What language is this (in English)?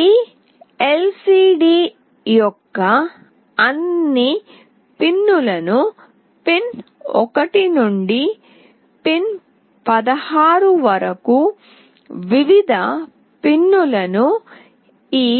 Telugu